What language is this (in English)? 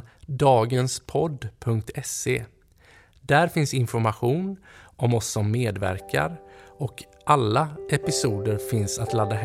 Swedish